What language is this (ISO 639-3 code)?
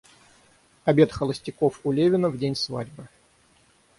rus